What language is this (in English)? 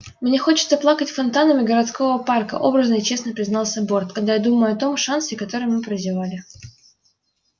Russian